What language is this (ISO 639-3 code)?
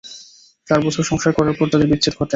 ben